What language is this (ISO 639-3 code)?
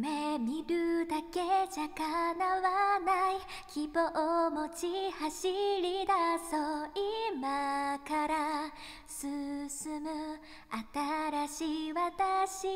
jpn